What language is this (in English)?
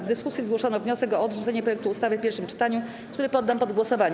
Polish